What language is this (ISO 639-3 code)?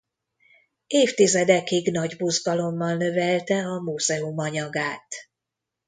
hun